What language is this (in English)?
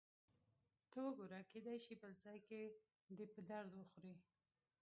Pashto